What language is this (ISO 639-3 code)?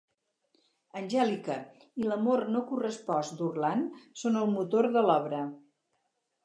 cat